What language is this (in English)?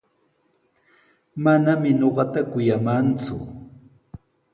Sihuas Ancash Quechua